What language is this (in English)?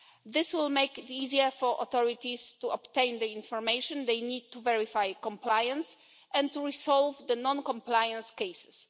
English